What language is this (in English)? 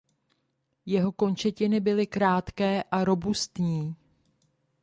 Czech